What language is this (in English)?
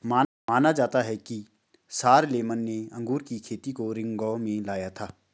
Hindi